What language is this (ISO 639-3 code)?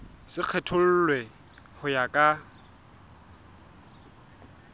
sot